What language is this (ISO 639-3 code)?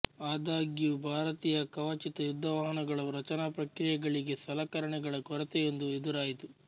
kan